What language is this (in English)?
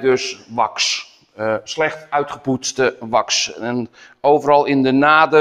Dutch